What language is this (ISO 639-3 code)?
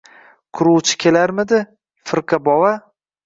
uzb